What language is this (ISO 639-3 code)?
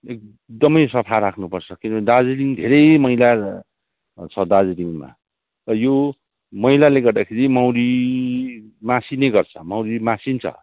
nep